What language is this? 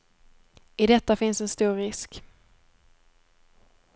Swedish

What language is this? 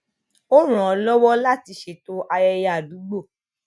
Yoruba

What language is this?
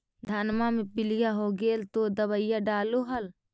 Magahi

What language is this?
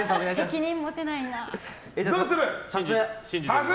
Japanese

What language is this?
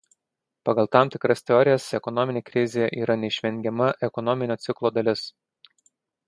Lithuanian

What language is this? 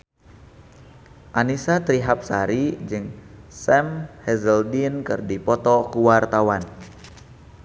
Sundanese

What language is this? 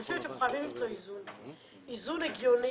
Hebrew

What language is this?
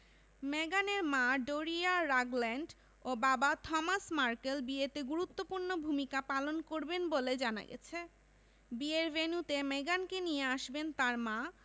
Bangla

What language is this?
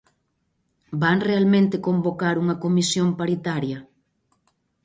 Galician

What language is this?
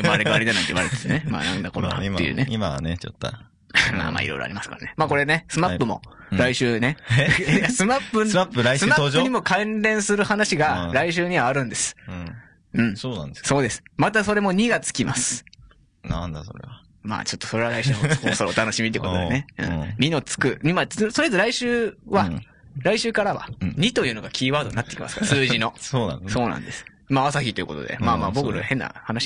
Japanese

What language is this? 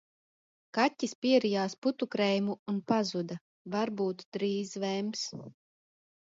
Latvian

